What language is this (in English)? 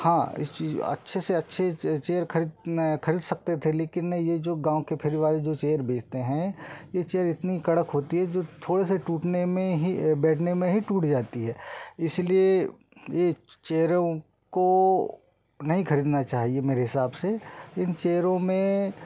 Hindi